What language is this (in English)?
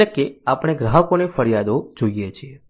Gujarati